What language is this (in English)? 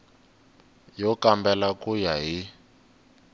Tsonga